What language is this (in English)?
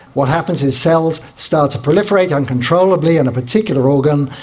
English